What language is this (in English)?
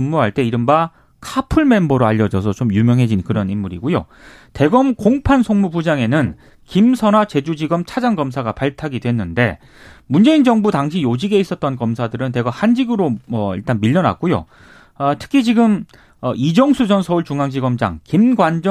Korean